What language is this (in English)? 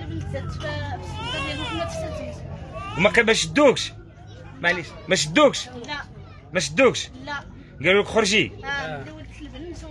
Arabic